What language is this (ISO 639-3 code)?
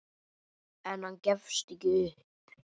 isl